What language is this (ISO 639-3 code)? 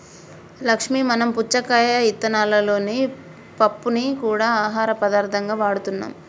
tel